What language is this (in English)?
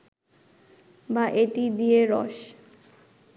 Bangla